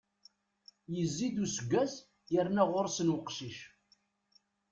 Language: Kabyle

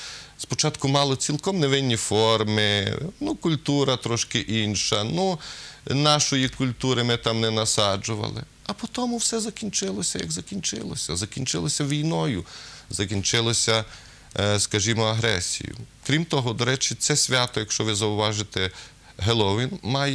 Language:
Ukrainian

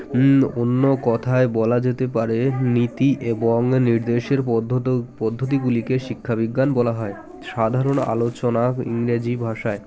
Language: Bangla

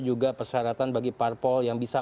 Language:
Indonesian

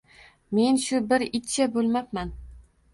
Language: Uzbek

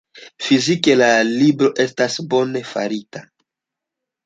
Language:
Esperanto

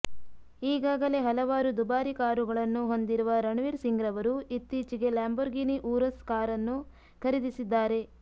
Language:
Kannada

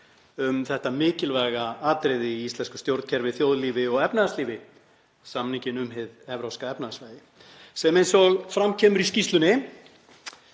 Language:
Icelandic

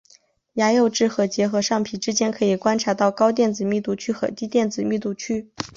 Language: Chinese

